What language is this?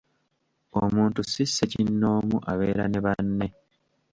Ganda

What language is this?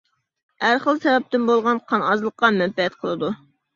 Uyghur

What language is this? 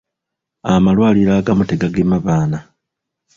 Ganda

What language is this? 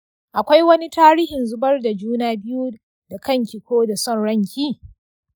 Hausa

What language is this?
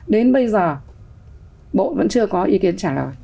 Vietnamese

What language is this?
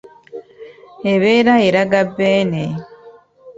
Ganda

